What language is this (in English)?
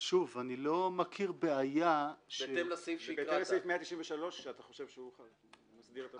Hebrew